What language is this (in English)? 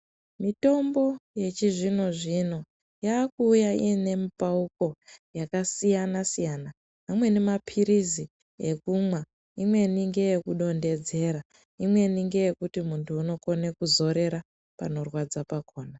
Ndau